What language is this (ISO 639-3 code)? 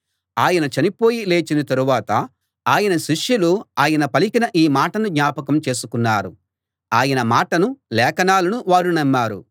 tel